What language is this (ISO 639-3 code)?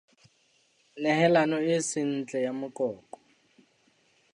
sot